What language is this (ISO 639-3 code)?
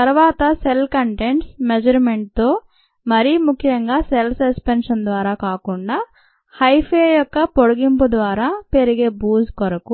tel